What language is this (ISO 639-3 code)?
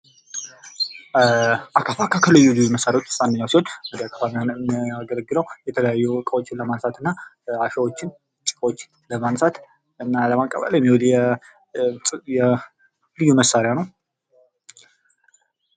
amh